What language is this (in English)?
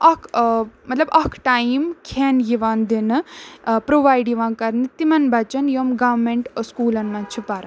Kashmiri